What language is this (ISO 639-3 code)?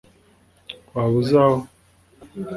kin